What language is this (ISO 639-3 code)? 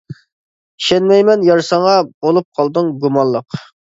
uig